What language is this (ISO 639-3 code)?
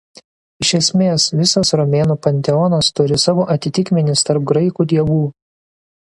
lit